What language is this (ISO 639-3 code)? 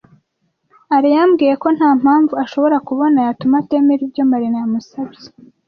kin